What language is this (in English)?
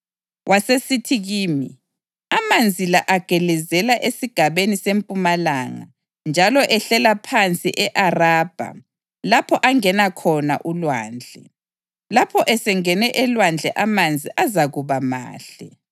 North Ndebele